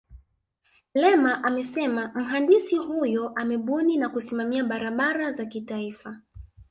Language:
Swahili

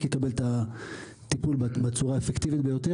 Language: Hebrew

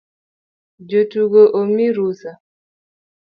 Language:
Luo (Kenya and Tanzania)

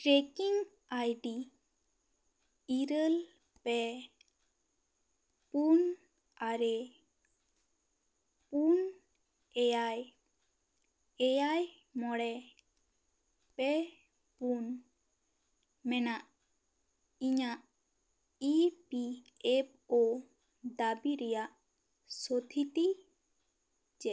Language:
Santali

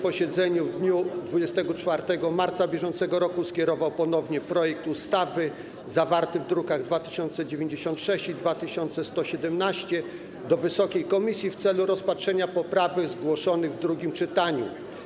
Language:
Polish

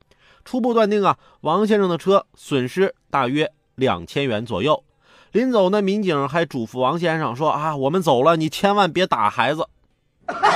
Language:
Chinese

